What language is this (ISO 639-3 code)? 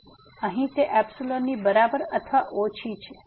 guj